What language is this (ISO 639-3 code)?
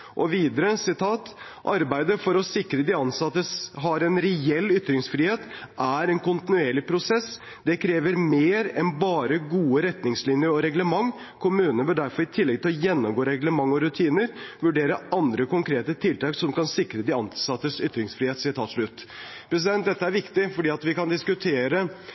nob